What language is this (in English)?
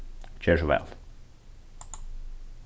Faroese